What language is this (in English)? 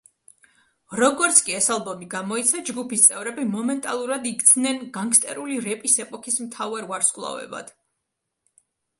Georgian